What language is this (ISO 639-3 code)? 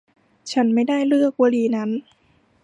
tha